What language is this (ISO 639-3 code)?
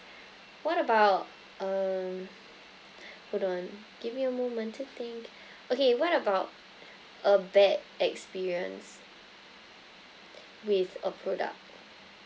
eng